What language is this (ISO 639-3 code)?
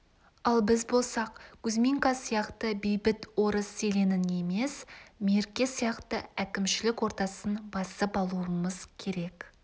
kaz